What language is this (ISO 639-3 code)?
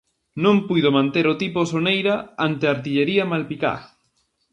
glg